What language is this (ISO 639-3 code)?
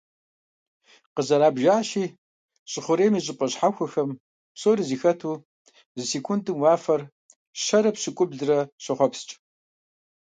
kbd